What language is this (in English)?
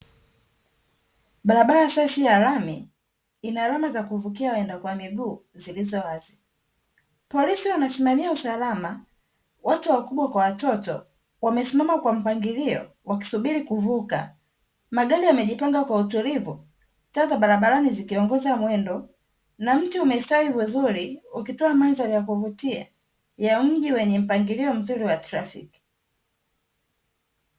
Swahili